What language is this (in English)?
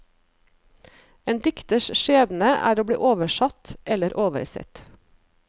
Norwegian